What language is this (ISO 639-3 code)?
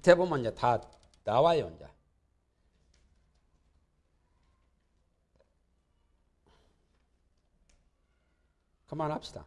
kor